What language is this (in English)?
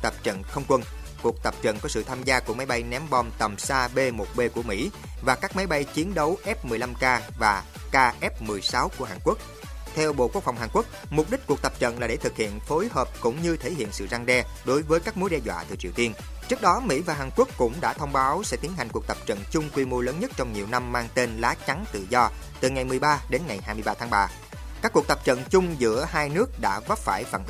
Vietnamese